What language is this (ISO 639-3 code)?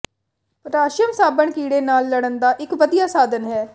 pan